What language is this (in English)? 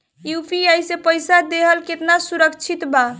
Bhojpuri